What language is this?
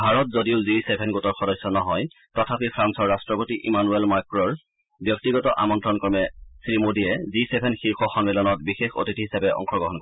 Assamese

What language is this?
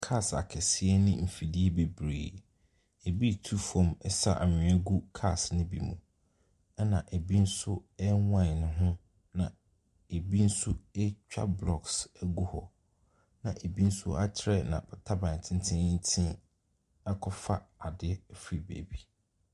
Akan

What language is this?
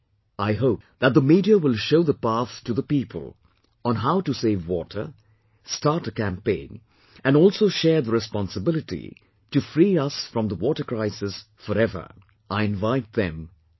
English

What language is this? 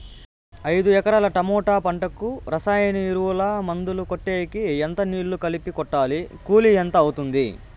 Telugu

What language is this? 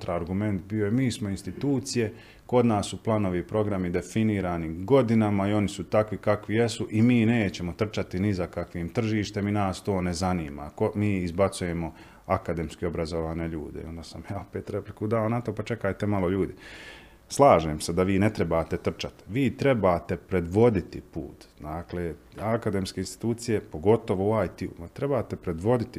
Croatian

